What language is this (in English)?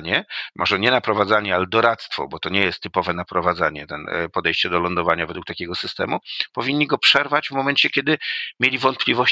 Polish